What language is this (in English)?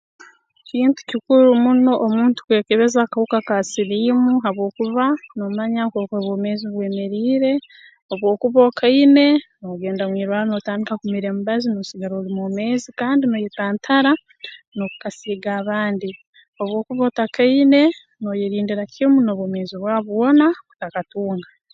Tooro